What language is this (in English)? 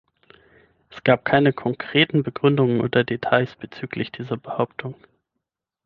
German